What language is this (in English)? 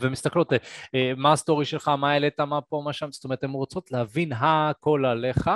Hebrew